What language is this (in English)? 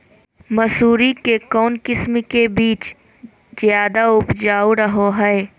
Magahi